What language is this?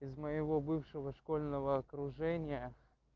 Russian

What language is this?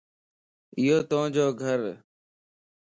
Lasi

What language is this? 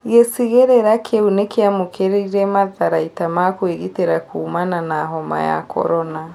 Kikuyu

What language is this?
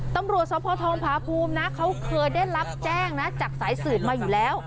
Thai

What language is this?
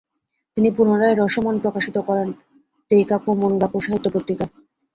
Bangla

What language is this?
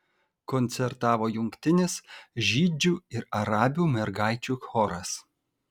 Lithuanian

